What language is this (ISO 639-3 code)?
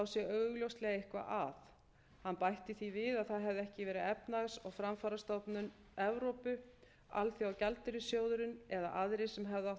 isl